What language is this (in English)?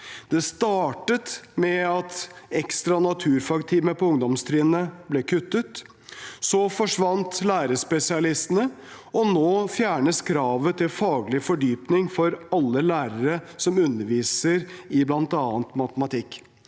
Norwegian